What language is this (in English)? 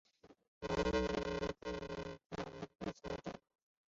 Chinese